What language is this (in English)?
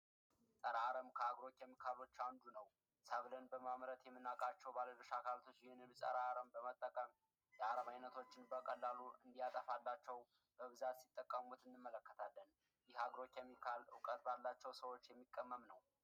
Amharic